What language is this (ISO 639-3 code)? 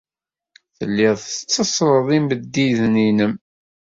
kab